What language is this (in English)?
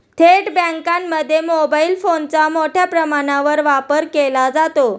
Marathi